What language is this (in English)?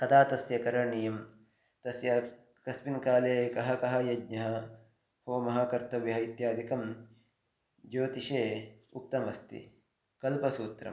Sanskrit